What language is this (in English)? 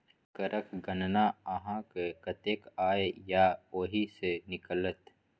Maithili